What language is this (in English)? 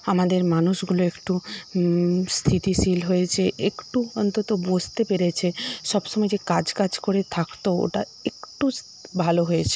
Bangla